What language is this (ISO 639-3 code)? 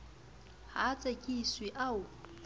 sot